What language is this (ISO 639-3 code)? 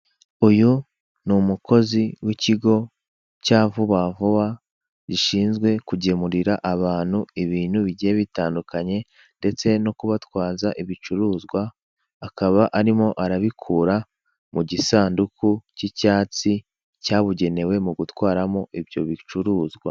kin